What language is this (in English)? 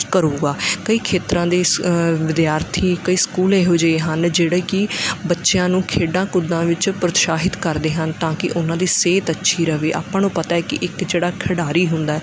Punjabi